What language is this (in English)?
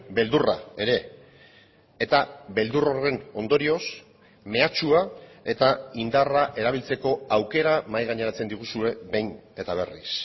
Basque